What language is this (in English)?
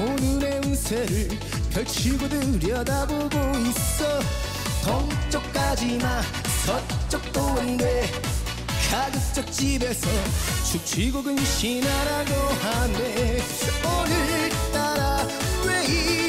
Korean